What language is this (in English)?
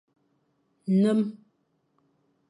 Fang